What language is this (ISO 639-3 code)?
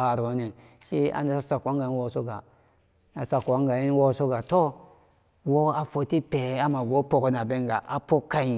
ccg